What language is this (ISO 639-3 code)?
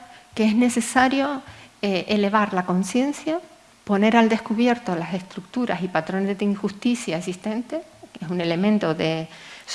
spa